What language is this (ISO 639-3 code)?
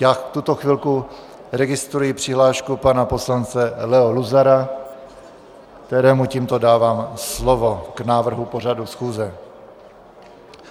ces